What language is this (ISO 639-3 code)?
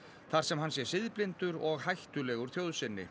isl